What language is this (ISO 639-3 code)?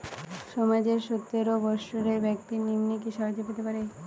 ben